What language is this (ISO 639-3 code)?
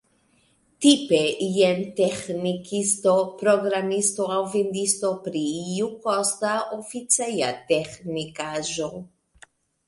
epo